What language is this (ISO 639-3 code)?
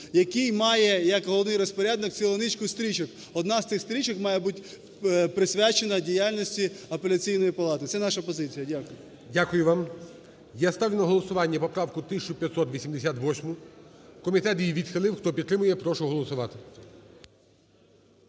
ukr